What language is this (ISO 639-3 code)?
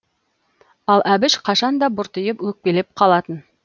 kaz